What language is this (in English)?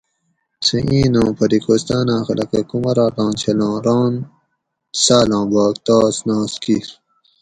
Gawri